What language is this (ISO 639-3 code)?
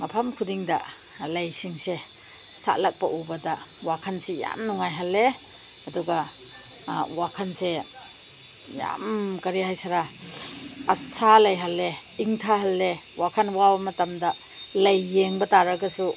mni